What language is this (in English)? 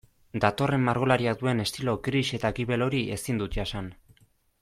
Basque